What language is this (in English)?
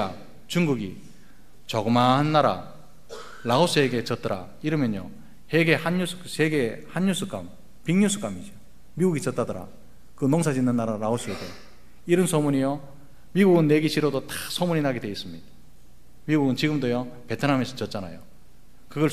Korean